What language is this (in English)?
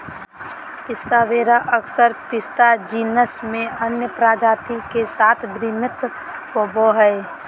Magahi